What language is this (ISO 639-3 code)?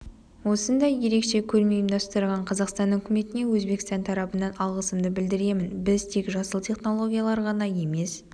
kaz